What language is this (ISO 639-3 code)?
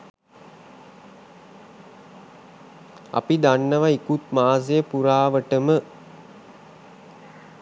sin